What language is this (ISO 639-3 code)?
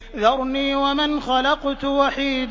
ara